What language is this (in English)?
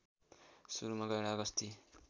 Nepali